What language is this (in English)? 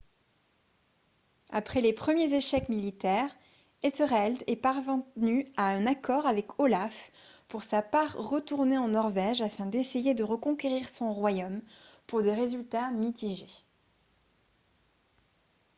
French